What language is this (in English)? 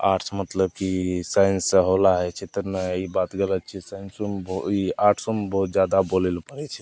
Maithili